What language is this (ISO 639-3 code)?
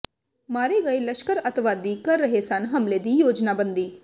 pan